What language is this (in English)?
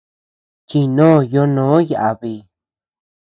Tepeuxila Cuicatec